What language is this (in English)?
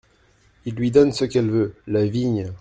French